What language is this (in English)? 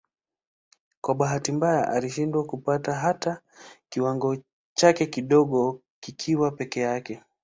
Swahili